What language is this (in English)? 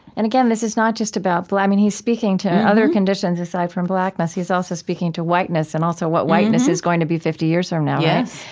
English